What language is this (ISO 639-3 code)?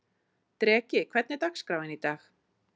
isl